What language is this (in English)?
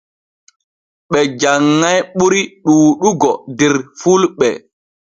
Borgu Fulfulde